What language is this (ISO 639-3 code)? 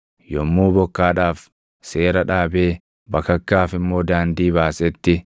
orm